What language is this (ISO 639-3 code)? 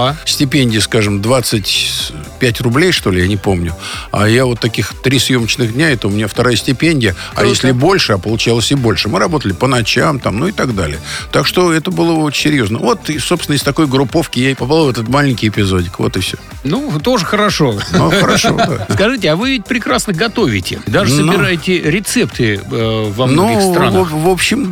rus